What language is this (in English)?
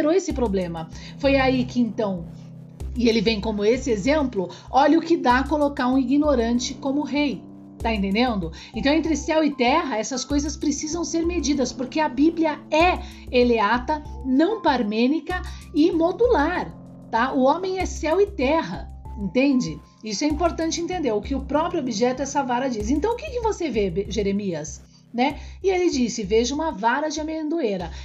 Portuguese